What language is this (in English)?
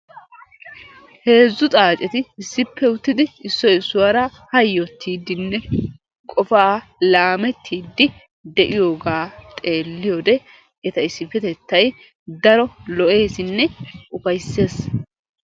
Wolaytta